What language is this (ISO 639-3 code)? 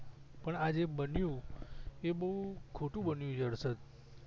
guj